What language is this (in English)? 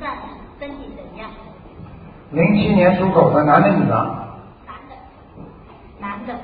Chinese